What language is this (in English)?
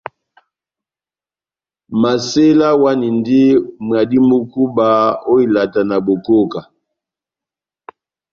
Batanga